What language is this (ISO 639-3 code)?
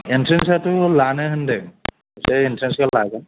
brx